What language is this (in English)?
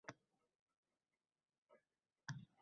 Uzbek